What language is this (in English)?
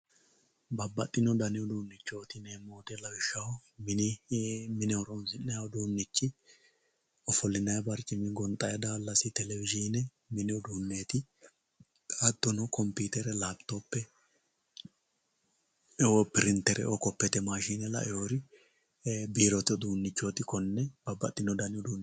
Sidamo